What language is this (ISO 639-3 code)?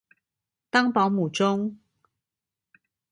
zho